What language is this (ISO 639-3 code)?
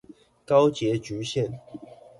zho